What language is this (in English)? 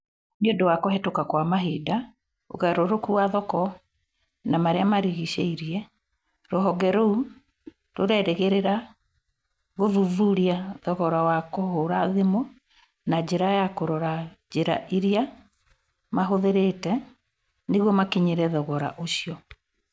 Kikuyu